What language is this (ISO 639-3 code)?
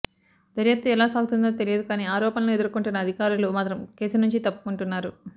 tel